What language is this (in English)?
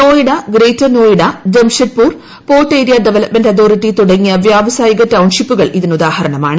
Malayalam